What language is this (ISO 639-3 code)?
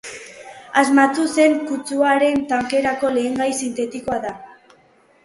eus